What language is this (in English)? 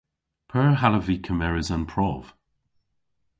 Cornish